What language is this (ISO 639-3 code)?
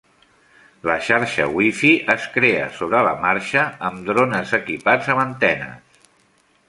cat